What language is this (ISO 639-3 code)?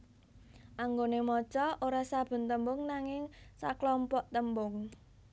jav